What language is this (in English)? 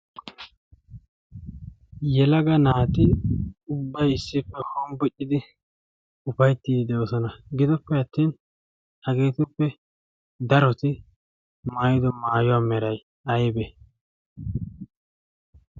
Wolaytta